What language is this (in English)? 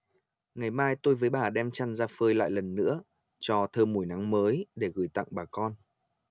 Vietnamese